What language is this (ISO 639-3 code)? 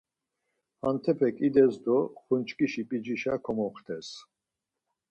lzz